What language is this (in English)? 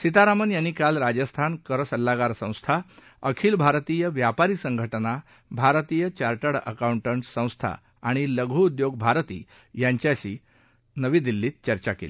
Marathi